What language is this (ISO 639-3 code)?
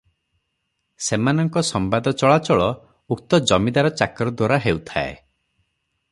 ori